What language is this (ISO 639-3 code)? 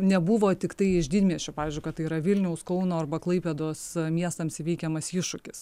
lit